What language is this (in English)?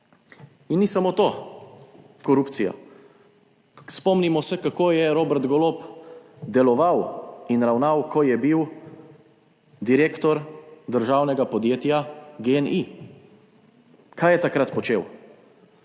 Slovenian